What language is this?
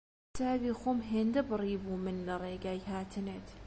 Central Kurdish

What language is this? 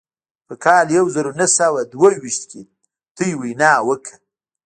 Pashto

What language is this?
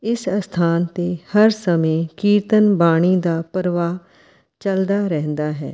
Punjabi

